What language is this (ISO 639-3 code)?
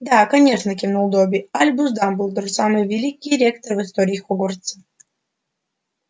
rus